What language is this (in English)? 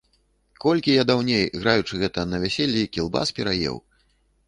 Belarusian